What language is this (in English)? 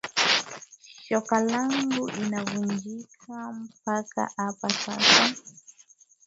Swahili